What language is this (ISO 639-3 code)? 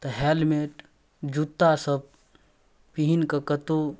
mai